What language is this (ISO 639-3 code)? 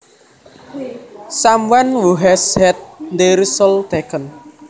jav